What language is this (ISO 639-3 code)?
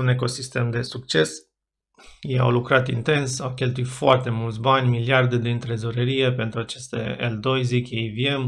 ron